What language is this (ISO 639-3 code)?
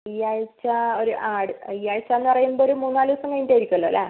mal